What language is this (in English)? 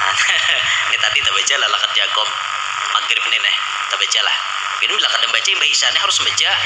Indonesian